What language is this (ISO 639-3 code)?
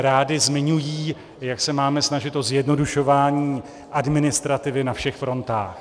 ces